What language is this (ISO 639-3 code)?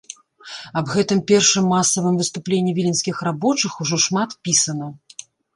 bel